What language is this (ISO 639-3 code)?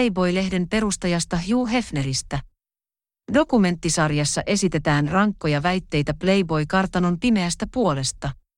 fin